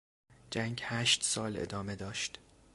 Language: Persian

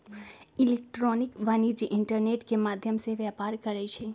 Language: Magahi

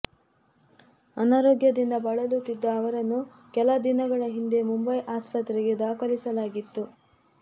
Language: Kannada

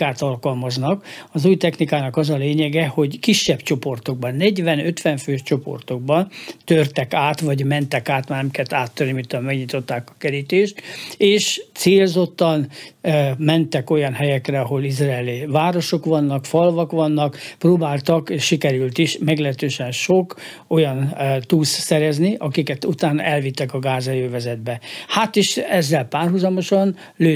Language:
Hungarian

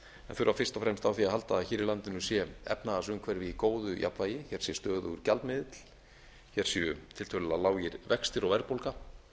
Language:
Icelandic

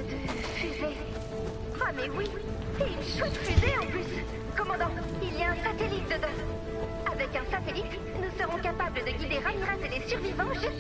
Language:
French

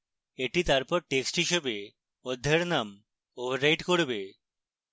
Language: Bangla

